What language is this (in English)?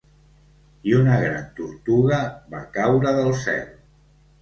Catalan